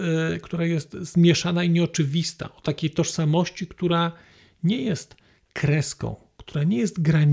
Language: Polish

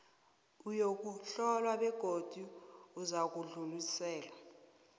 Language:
South Ndebele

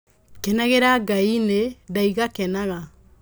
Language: Kikuyu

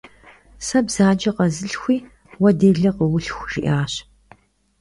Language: Kabardian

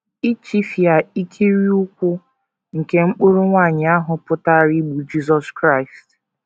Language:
Igbo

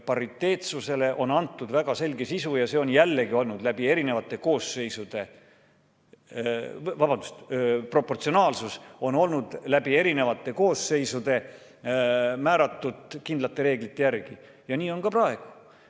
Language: Estonian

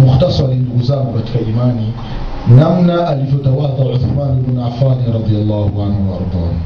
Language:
Swahili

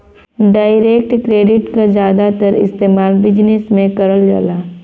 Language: Bhojpuri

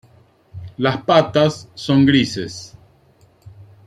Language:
Spanish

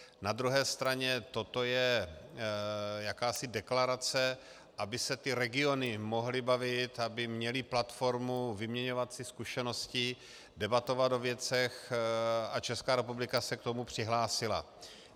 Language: Czech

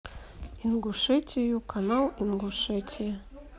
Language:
Russian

